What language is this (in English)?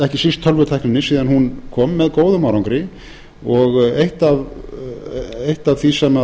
Icelandic